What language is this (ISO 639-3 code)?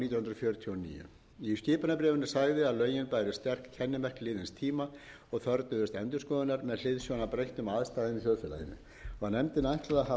isl